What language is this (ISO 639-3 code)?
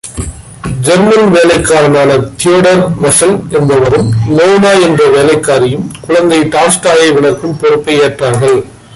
tam